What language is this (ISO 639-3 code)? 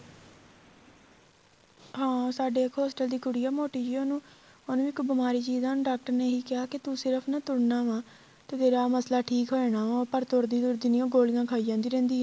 pan